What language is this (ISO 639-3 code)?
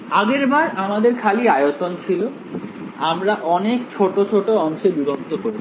ben